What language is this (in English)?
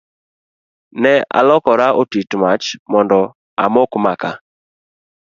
Luo (Kenya and Tanzania)